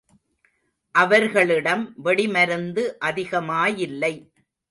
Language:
Tamil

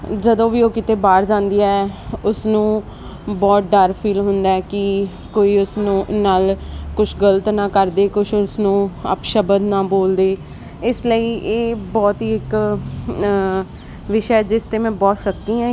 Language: Punjabi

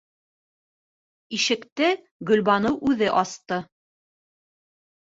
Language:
Bashkir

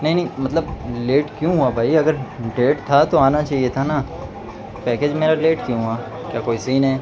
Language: Urdu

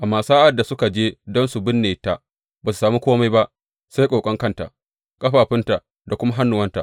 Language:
Hausa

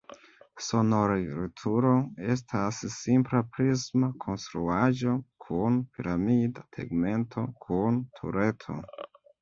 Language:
Esperanto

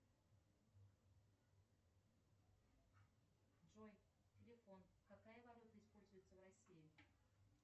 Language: Russian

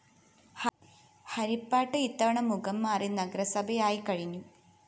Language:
Malayalam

